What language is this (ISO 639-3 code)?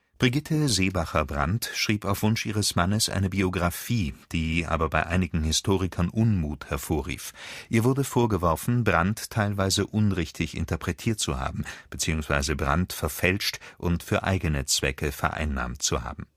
deu